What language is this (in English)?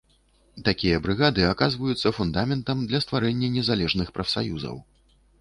Belarusian